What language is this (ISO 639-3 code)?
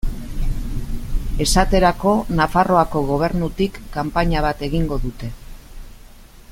eus